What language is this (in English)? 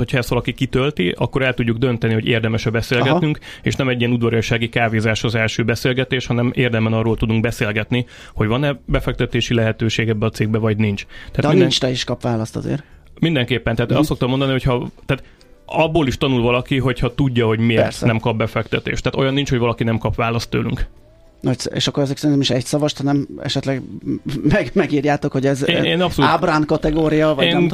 Hungarian